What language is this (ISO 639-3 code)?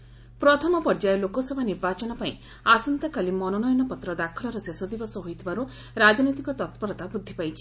ori